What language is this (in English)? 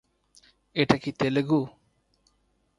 Bangla